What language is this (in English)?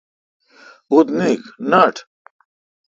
Kalkoti